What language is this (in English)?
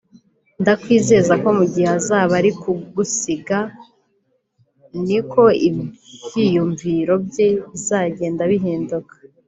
Kinyarwanda